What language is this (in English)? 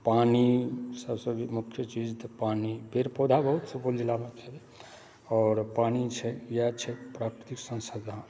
Maithili